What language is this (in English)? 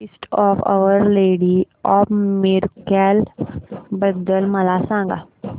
Marathi